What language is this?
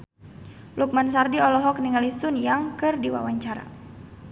Sundanese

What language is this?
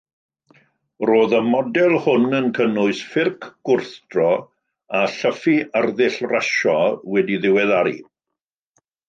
Welsh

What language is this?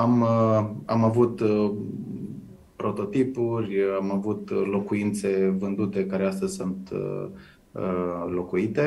Romanian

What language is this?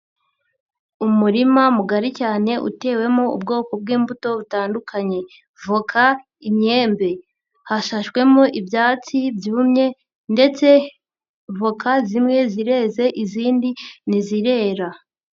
Kinyarwanda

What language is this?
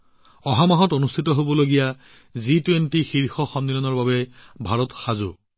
Assamese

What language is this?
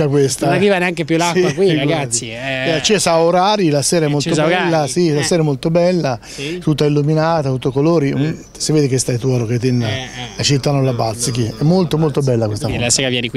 Italian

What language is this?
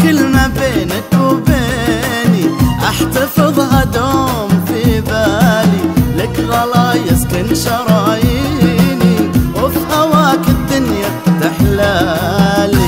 Arabic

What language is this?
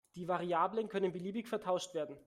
German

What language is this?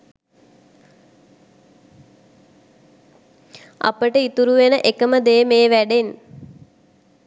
Sinhala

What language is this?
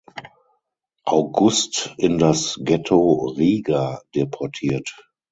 German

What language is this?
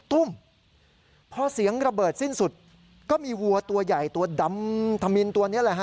Thai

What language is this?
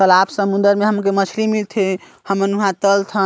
Chhattisgarhi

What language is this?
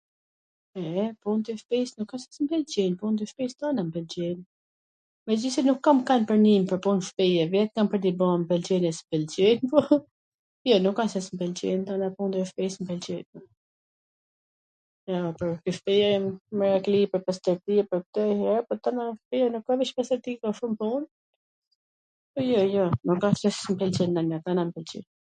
Gheg Albanian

